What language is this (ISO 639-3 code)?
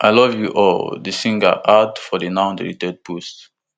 pcm